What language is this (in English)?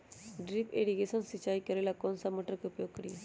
Magahi